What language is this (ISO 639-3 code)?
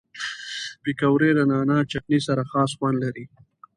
pus